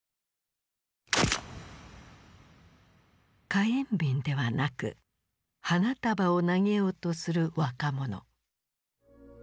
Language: Japanese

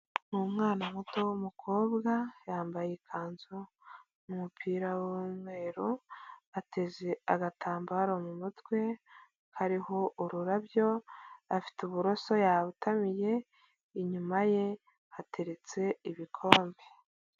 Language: Kinyarwanda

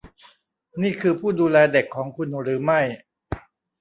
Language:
Thai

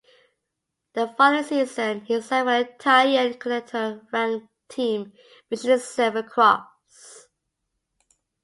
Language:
English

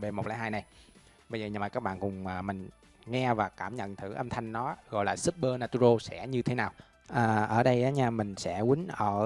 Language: Vietnamese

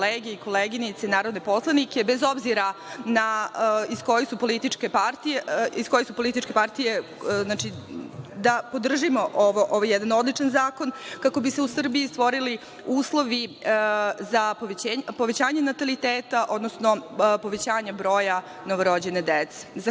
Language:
Serbian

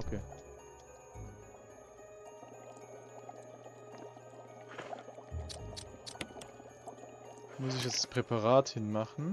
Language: German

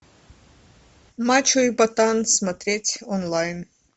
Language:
Russian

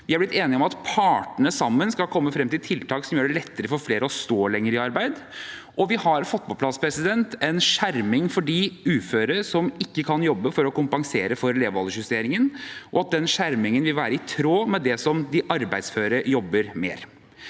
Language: Norwegian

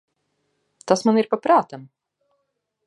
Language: Latvian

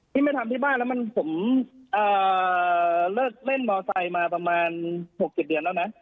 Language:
Thai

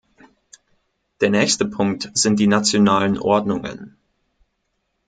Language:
German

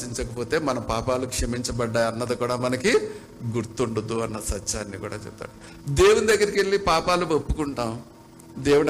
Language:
Telugu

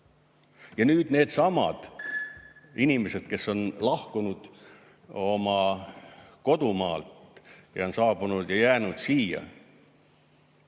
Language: Estonian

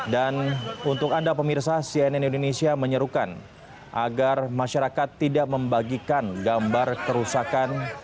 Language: Indonesian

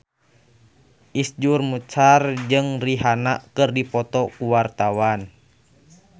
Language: Sundanese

